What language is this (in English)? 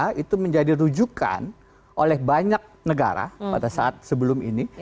Indonesian